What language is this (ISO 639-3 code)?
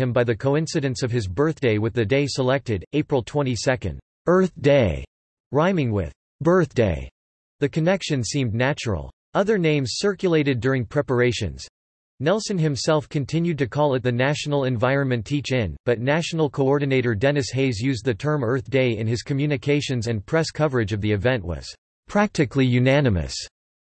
eng